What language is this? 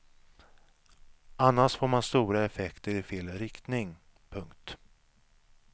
Swedish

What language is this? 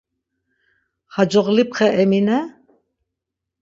Laz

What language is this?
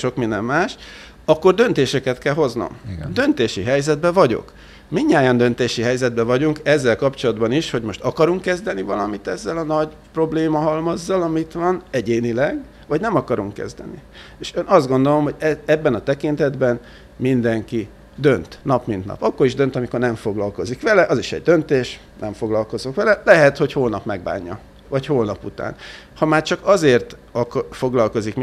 Hungarian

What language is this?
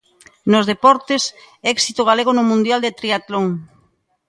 Galician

